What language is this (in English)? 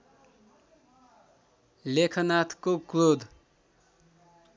Nepali